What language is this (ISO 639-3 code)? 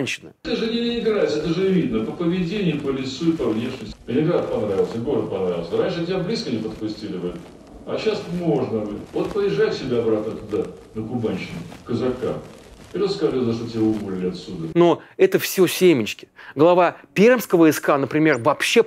rus